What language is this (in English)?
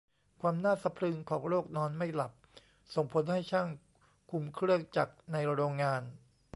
Thai